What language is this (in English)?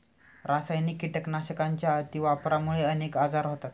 Marathi